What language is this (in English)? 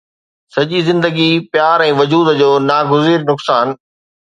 Sindhi